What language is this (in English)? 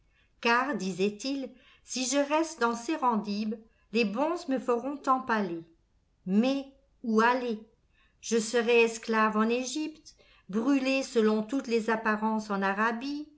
French